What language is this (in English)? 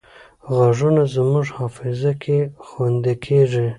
Pashto